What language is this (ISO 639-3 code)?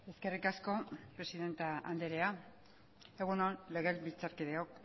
eus